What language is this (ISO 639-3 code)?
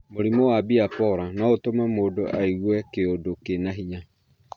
kik